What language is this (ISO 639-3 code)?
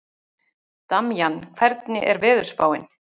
isl